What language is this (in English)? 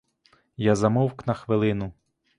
Ukrainian